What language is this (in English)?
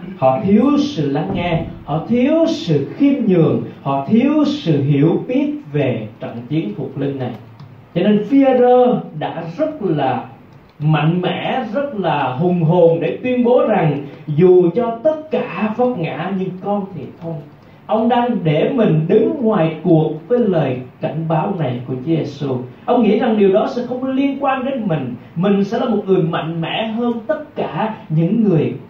Vietnamese